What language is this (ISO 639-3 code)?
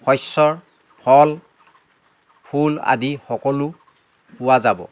asm